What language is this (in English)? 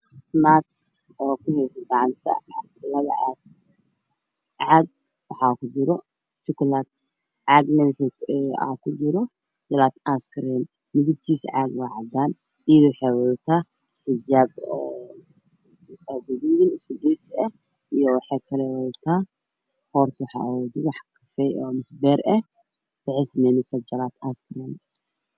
Somali